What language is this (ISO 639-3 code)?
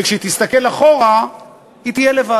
heb